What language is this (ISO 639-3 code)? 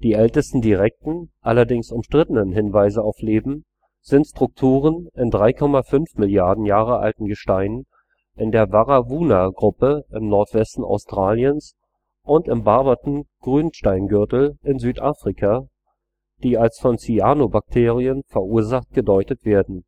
deu